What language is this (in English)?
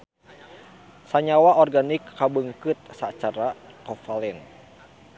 Sundanese